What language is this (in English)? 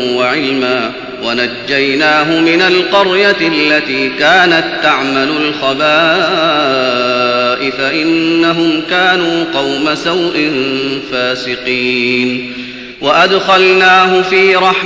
Arabic